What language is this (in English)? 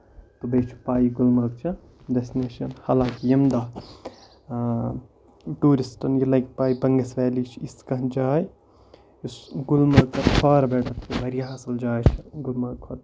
Kashmiri